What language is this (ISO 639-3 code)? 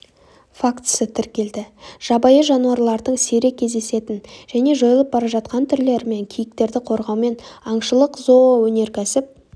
kaz